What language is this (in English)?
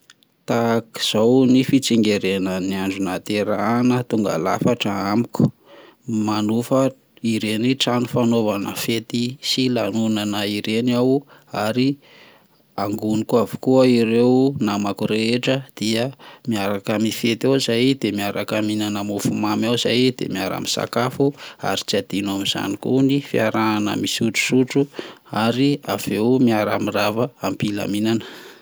Malagasy